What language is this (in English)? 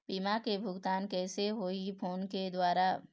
Chhattisgarhi